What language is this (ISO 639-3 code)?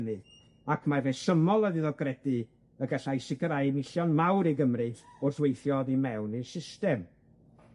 cym